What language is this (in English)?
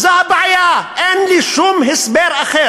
Hebrew